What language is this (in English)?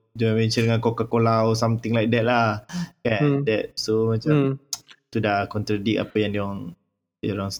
Malay